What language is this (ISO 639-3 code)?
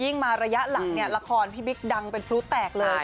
tha